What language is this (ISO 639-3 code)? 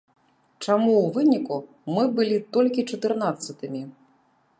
bel